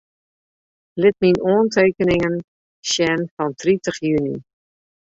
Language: Western Frisian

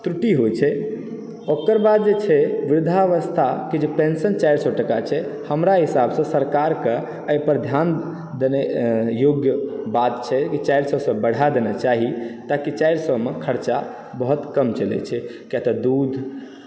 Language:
Maithili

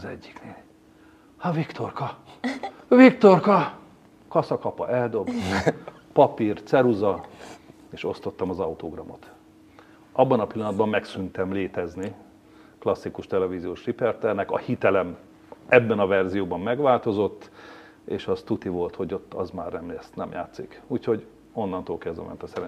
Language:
Hungarian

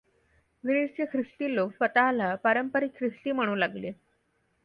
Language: Marathi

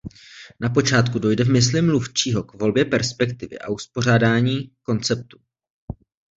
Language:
Czech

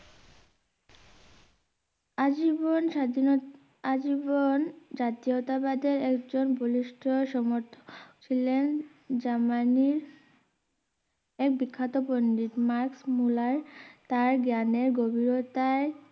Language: Bangla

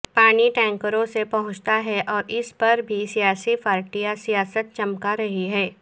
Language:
Urdu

